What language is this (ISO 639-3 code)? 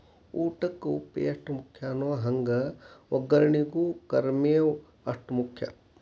kan